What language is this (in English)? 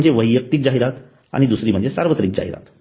Marathi